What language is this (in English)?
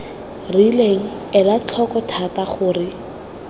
Tswana